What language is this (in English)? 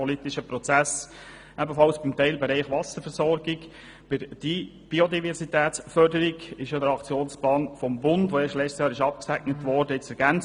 Swiss German